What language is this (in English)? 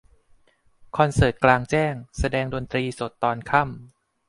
Thai